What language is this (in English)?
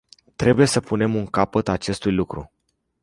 Romanian